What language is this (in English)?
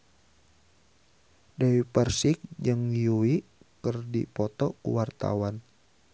Sundanese